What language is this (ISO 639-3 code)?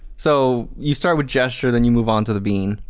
eng